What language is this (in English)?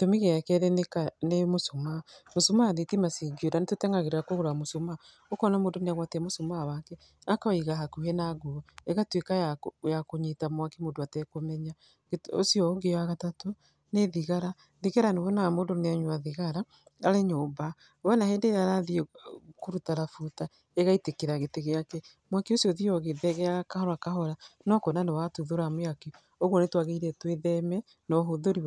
Kikuyu